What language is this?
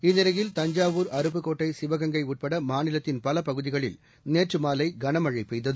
Tamil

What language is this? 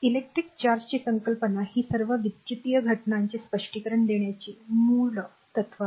Marathi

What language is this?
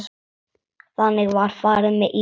Icelandic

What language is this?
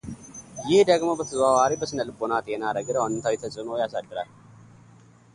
Amharic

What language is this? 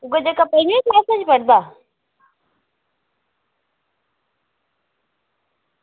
Dogri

